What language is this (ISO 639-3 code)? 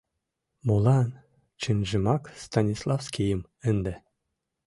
chm